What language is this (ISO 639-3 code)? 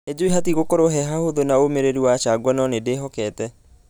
kik